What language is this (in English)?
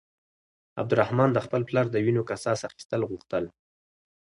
Pashto